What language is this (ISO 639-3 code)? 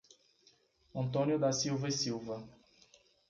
por